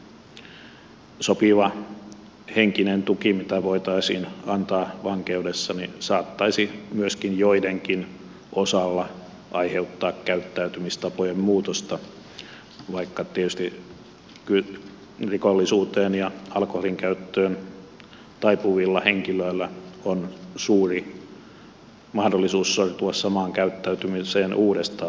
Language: Finnish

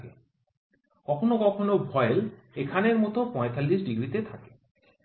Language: Bangla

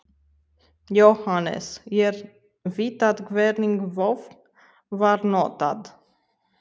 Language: Icelandic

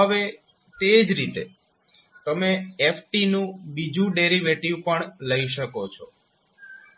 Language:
Gujarati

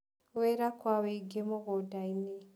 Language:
Kikuyu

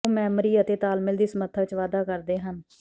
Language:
Punjabi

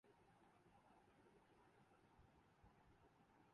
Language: Urdu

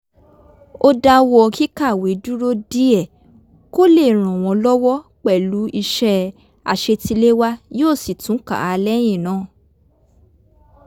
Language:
Yoruba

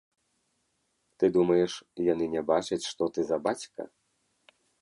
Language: Belarusian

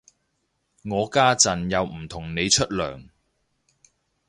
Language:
Cantonese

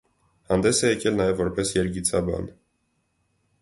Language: Armenian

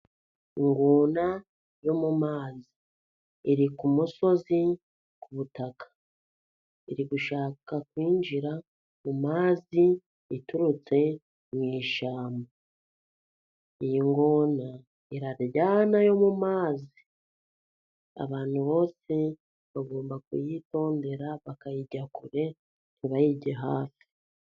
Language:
Kinyarwanda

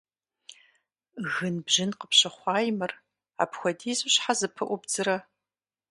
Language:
Kabardian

